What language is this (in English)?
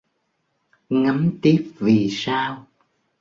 Vietnamese